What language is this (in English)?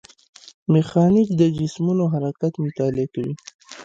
Pashto